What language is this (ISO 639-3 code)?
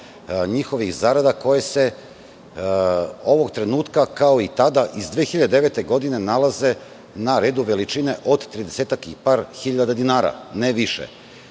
srp